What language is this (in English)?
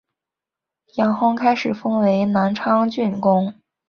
Chinese